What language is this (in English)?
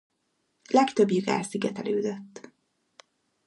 Hungarian